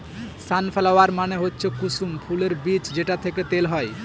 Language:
Bangla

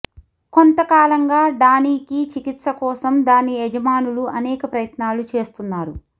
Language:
Telugu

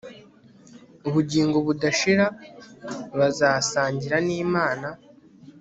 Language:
Kinyarwanda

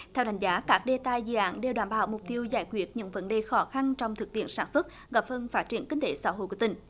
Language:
Vietnamese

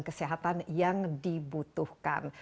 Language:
Indonesian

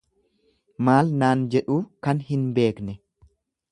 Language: Oromo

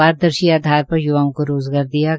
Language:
Hindi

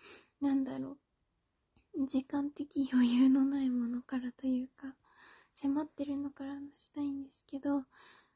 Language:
Japanese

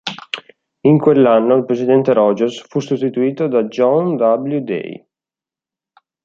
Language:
Italian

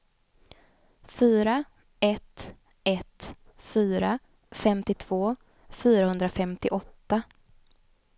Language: Swedish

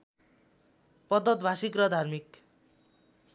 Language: Nepali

